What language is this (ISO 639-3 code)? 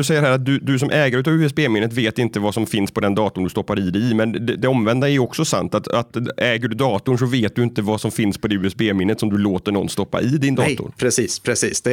swe